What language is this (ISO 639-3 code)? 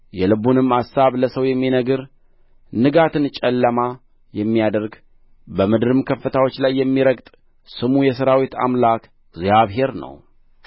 amh